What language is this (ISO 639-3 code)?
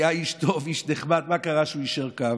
heb